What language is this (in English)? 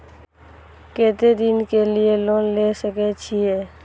Maithili